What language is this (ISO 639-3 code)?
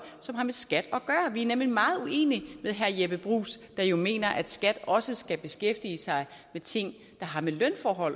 dan